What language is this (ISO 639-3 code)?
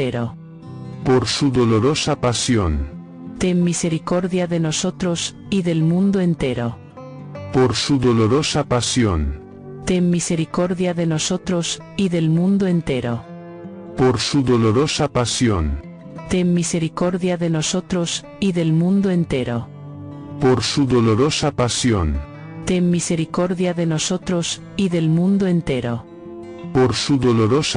spa